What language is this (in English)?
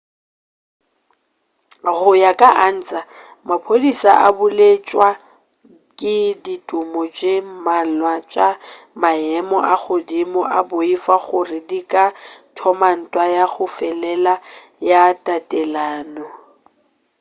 Northern Sotho